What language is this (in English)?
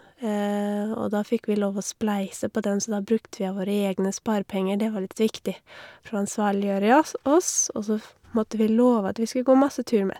Norwegian